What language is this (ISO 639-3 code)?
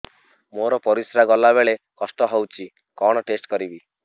ori